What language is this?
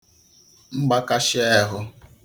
Igbo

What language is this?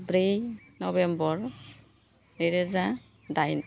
Bodo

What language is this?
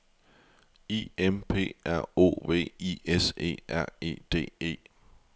Danish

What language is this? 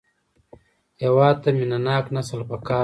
Pashto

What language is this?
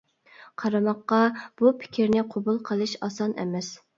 Uyghur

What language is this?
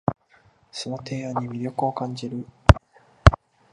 Japanese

